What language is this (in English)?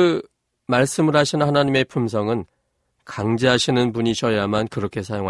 Korean